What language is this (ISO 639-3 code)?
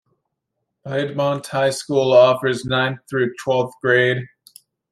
eng